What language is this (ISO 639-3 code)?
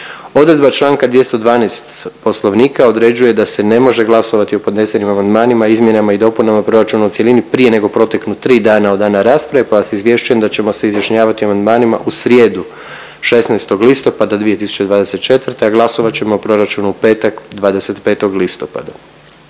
hrv